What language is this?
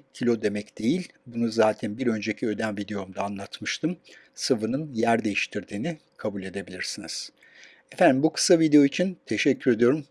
Turkish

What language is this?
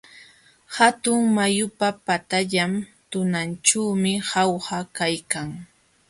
Jauja Wanca Quechua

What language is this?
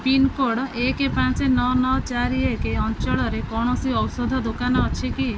Odia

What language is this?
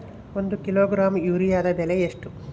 Kannada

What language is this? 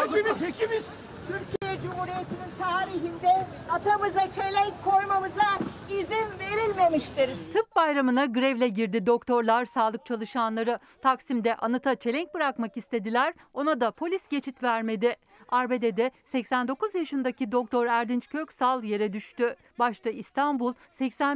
Turkish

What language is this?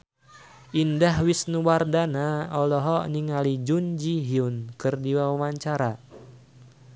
Sundanese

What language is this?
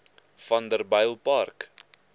Afrikaans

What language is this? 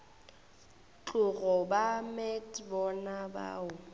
Northern Sotho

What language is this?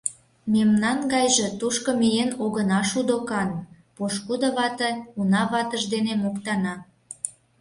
Mari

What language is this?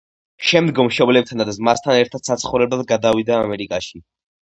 Georgian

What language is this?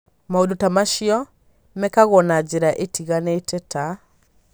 Kikuyu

